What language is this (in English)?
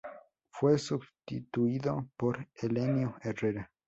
Spanish